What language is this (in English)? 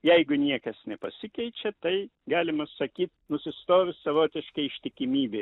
Lithuanian